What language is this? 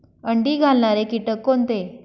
Marathi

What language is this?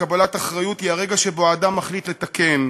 Hebrew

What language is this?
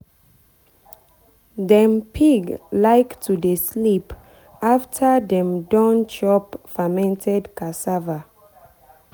Nigerian Pidgin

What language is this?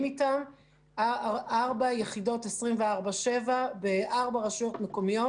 Hebrew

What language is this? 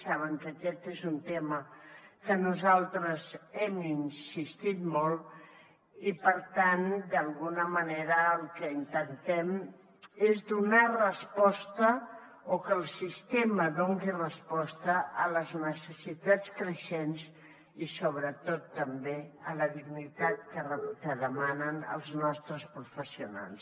Catalan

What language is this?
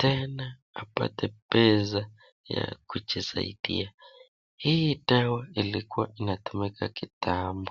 Swahili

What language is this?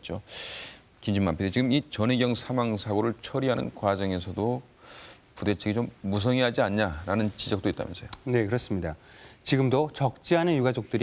Korean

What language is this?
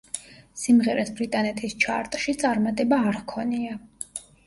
Georgian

